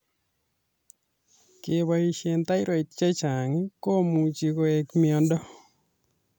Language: Kalenjin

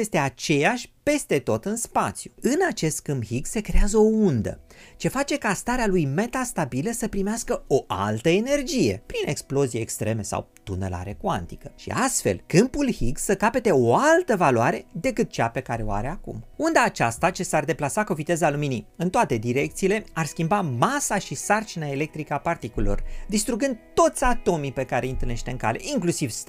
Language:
Romanian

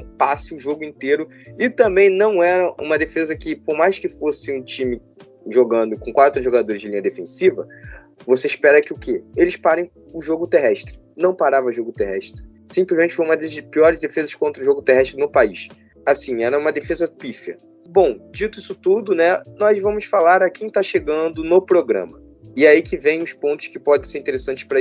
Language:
Portuguese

